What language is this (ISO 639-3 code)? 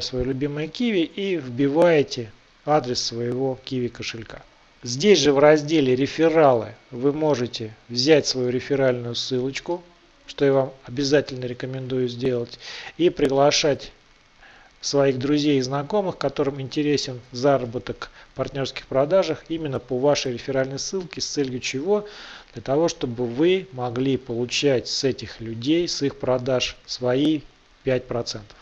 rus